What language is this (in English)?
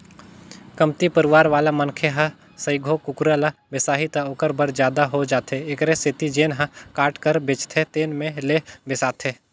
Chhattisgarhi